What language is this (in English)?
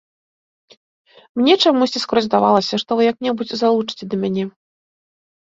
Belarusian